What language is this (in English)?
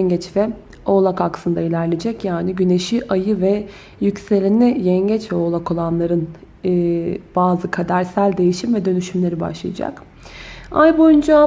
Turkish